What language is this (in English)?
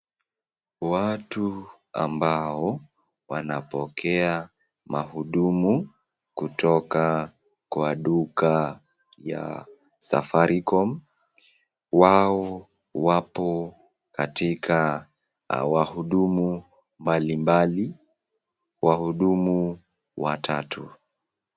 Swahili